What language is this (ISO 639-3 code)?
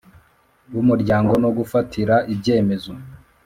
kin